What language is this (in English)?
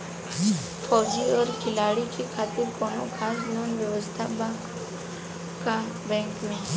Bhojpuri